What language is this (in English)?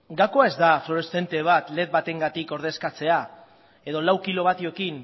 Basque